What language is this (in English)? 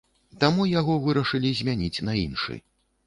Belarusian